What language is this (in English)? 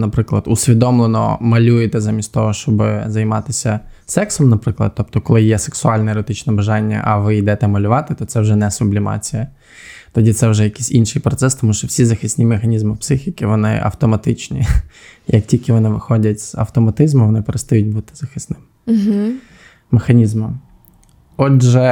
Ukrainian